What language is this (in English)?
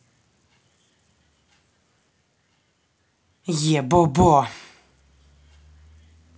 Russian